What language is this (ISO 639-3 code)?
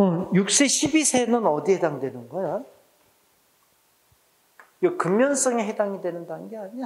kor